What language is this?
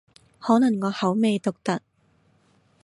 Cantonese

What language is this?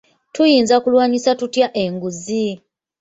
Ganda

